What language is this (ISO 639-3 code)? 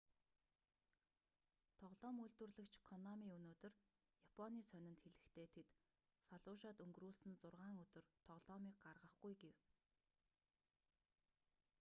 mon